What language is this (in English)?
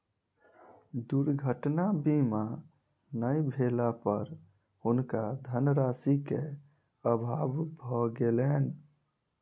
Maithili